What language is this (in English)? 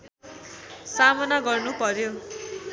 Nepali